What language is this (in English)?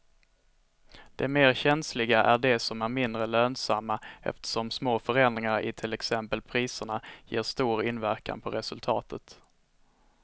Swedish